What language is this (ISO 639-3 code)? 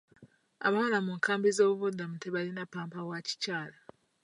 lug